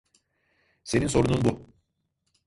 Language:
Turkish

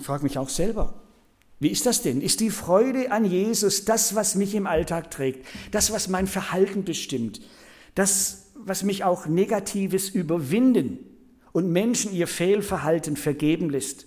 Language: German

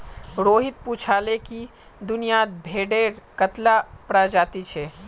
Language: Magahi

